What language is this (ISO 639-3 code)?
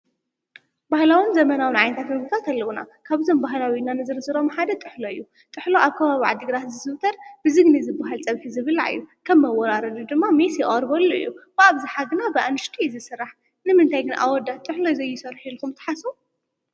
tir